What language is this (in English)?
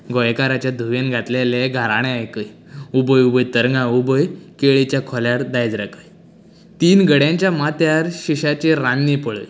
Konkani